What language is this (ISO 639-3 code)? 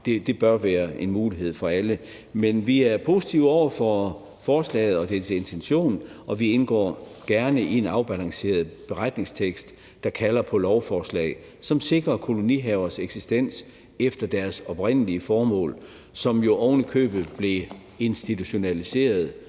dan